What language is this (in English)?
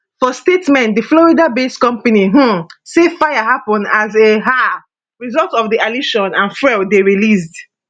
Nigerian Pidgin